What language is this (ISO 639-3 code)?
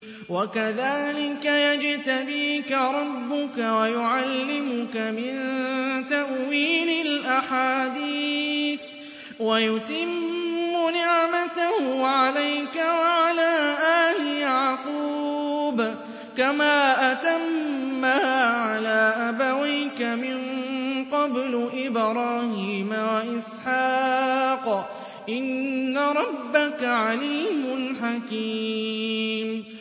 ara